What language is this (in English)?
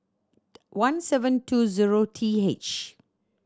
English